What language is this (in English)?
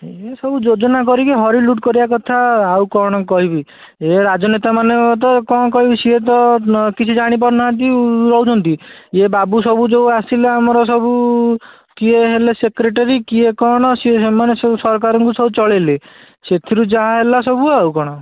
Odia